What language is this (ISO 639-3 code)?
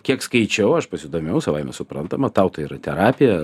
lit